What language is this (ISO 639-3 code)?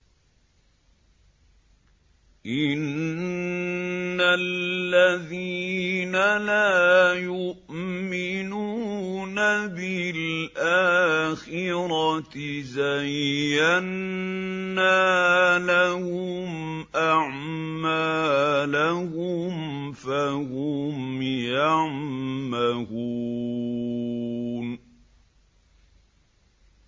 ara